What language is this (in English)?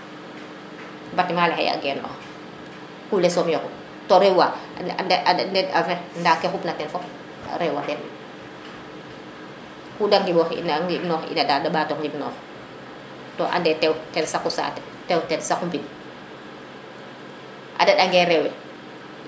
Serer